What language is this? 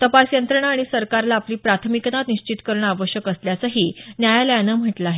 Marathi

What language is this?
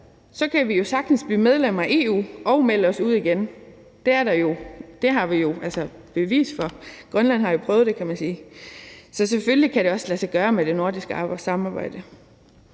Danish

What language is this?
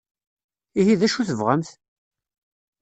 Kabyle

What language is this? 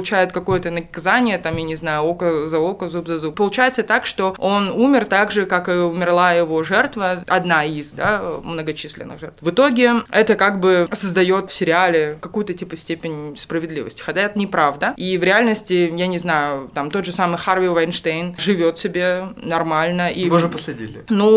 Russian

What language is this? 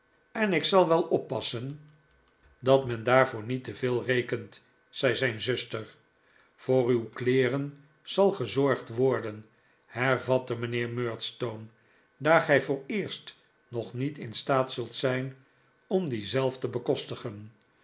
Dutch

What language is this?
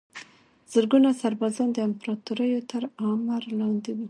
Pashto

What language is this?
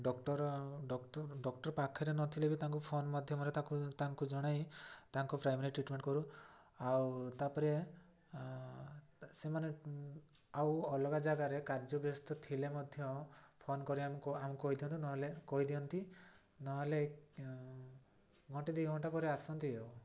Odia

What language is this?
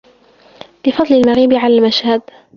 Arabic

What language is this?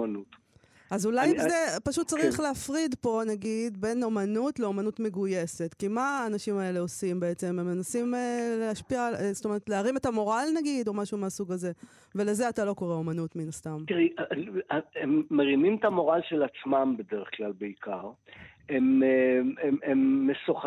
Hebrew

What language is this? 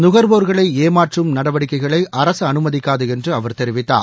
Tamil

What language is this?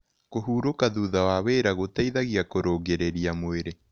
Kikuyu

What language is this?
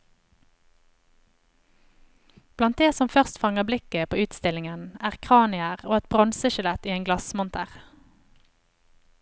Norwegian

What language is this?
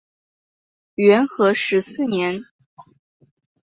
Chinese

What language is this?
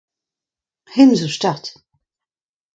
Breton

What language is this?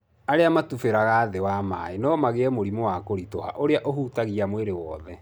Kikuyu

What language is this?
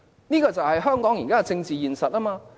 Cantonese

